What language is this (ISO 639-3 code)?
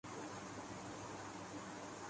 urd